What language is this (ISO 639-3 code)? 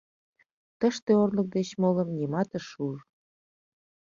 chm